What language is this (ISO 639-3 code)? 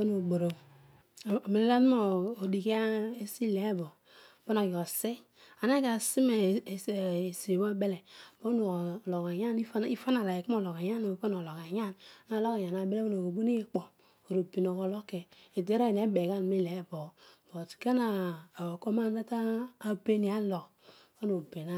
odu